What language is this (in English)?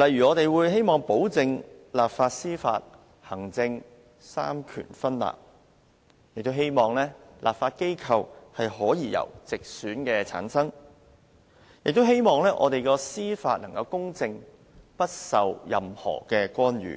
Cantonese